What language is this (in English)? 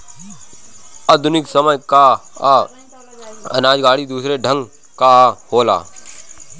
Bhojpuri